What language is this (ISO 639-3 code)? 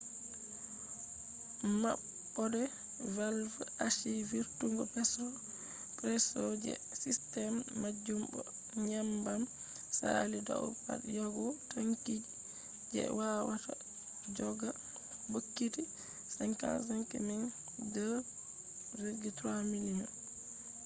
ful